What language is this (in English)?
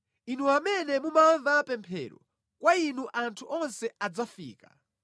Nyanja